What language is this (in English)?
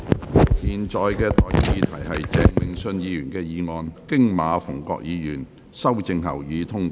Cantonese